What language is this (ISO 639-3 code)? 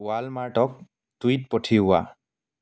asm